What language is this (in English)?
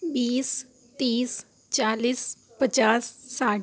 Urdu